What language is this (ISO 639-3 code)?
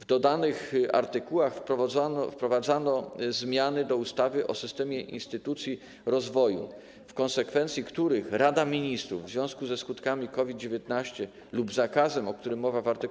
pol